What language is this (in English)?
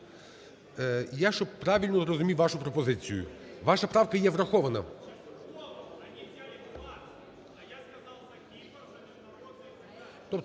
Ukrainian